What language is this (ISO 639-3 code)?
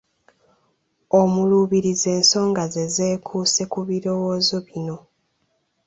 lug